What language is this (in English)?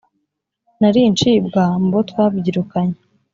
Kinyarwanda